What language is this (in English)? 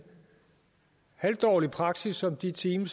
Danish